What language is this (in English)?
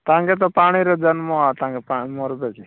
Odia